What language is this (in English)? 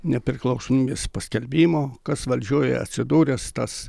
Lithuanian